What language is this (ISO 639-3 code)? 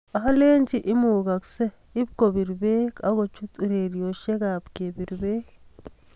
kln